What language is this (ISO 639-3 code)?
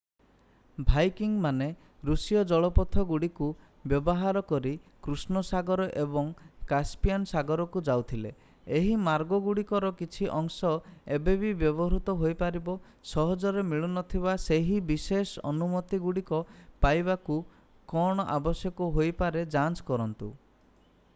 ori